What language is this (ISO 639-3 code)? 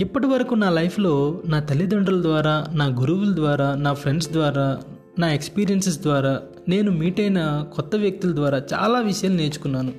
tel